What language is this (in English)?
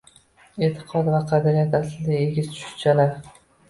Uzbek